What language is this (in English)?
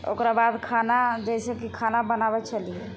Maithili